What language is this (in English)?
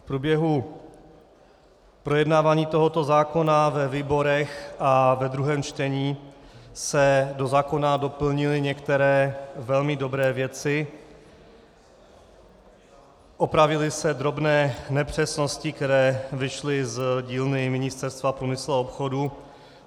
Czech